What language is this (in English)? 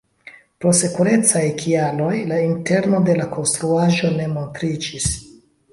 Esperanto